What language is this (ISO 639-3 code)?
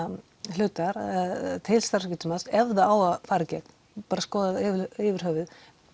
isl